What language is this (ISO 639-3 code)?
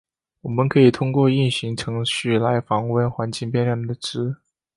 zho